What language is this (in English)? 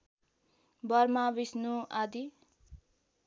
Nepali